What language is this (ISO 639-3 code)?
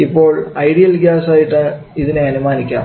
mal